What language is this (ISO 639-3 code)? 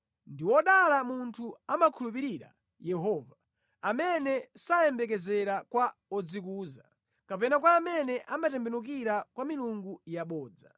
nya